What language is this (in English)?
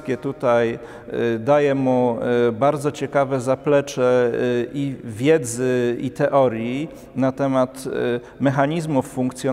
Polish